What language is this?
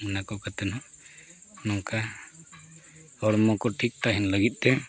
Santali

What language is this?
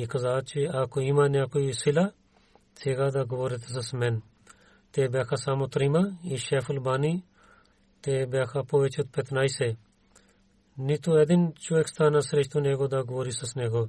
Bulgarian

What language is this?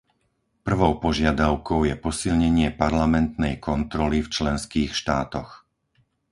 Slovak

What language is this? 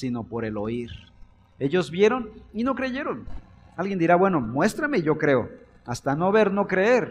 Spanish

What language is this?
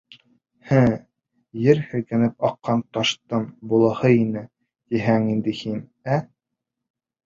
Bashkir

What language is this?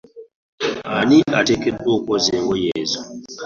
Ganda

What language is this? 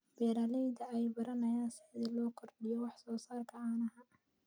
Somali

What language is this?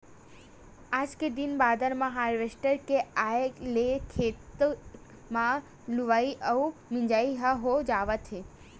Chhattisgarhi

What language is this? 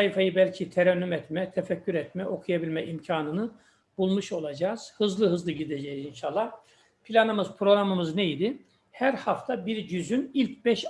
Turkish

